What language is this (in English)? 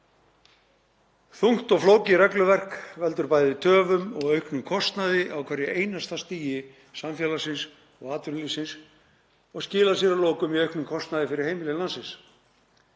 Icelandic